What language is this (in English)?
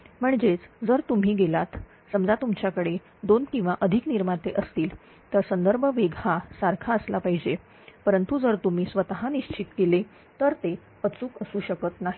Marathi